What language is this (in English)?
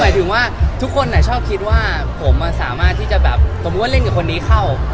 Thai